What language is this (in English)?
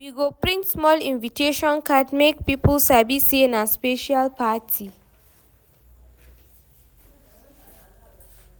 Nigerian Pidgin